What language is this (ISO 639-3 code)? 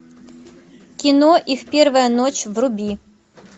rus